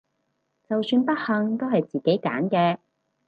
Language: Cantonese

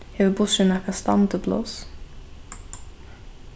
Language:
Faroese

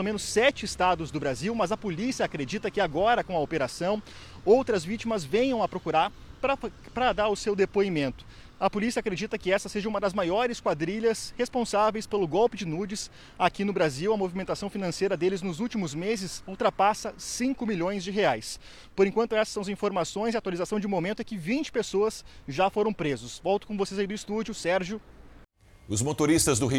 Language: Portuguese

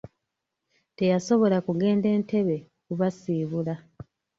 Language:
Ganda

